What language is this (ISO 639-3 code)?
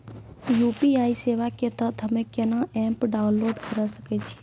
mai